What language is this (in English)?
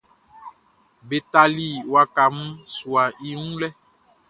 Baoulé